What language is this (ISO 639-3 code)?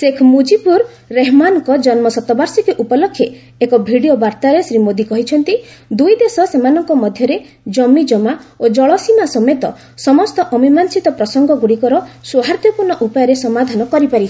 ori